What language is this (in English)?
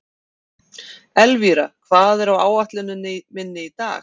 Icelandic